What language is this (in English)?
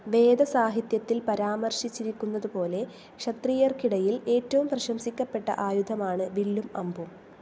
Malayalam